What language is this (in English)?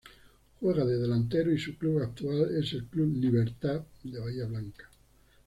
Spanish